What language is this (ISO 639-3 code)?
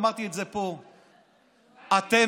heb